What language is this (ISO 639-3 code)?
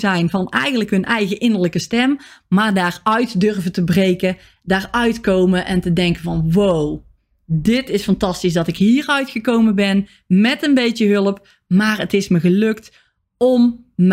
nld